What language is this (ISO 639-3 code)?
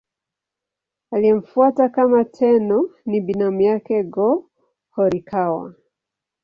swa